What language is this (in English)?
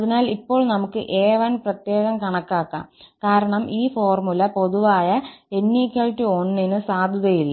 Malayalam